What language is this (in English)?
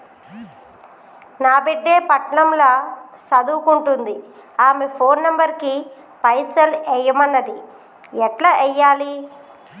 Telugu